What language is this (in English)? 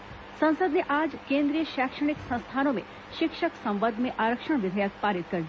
Hindi